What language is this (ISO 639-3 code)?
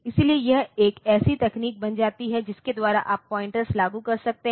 hin